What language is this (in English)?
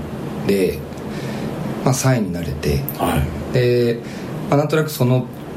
Japanese